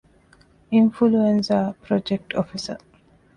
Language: Divehi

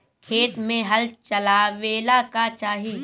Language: Bhojpuri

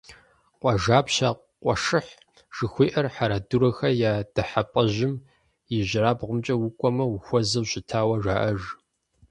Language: Kabardian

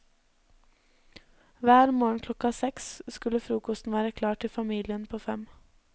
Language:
Norwegian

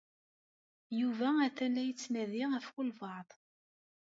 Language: Kabyle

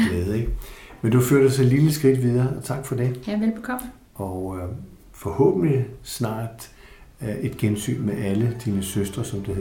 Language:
Danish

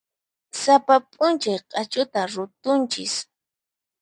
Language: Puno Quechua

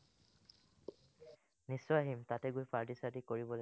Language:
Assamese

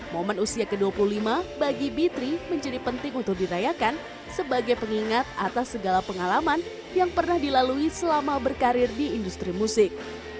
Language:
Indonesian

